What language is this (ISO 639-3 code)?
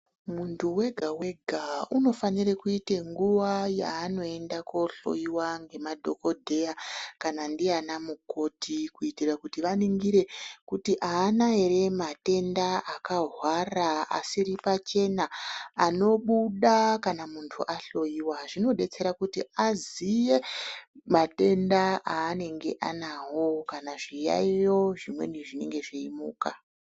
ndc